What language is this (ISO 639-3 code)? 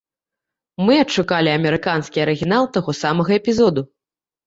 bel